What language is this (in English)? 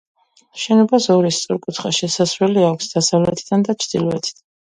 Georgian